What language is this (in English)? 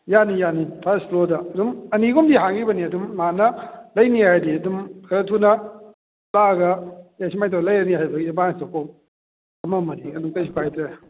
Manipuri